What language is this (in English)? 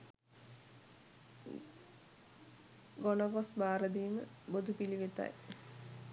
Sinhala